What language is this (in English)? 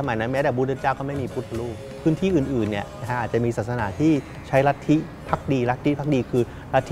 Thai